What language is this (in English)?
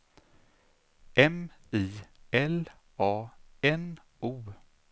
Swedish